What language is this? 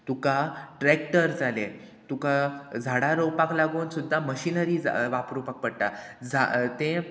Konkani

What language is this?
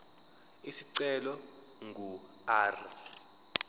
Zulu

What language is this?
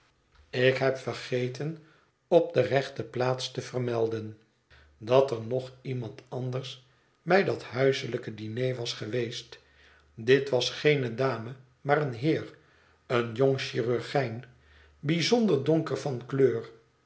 Dutch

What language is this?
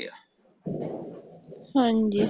Punjabi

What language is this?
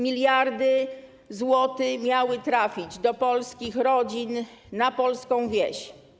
Polish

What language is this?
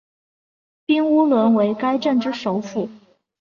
Chinese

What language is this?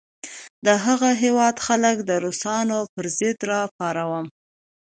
Pashto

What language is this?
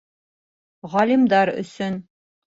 Bashkir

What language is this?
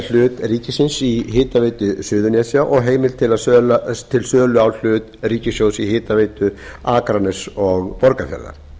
Icelandic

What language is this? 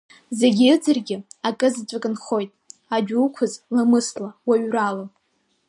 Abkhazian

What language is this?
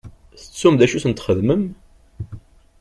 Kabyle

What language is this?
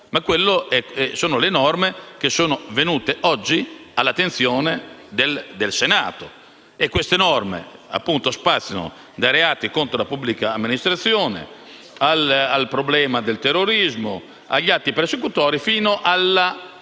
Italian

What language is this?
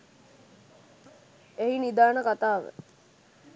Sinhala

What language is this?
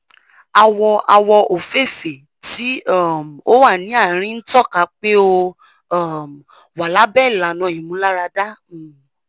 Yoruba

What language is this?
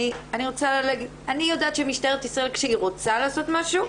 Hebrew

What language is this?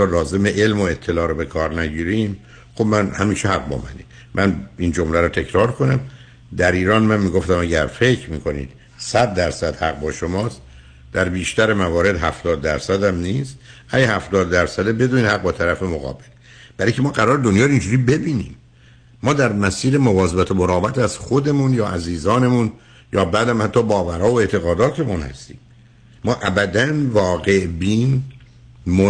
Persian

